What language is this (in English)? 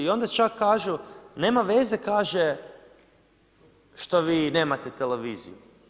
Croatian